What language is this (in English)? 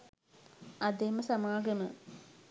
Sinhala